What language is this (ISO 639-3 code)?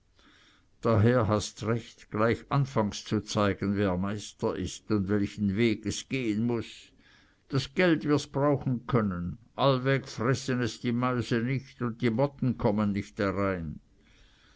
deu